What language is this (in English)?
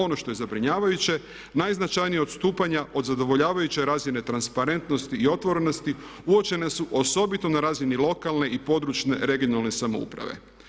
Croatian